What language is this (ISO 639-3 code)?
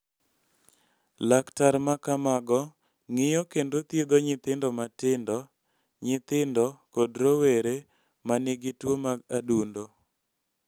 luo